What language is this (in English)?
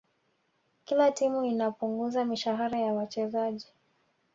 Swahili